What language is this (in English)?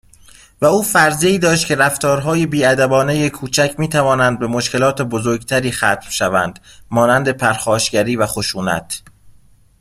Persian